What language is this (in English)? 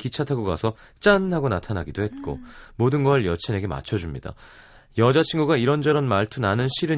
Korean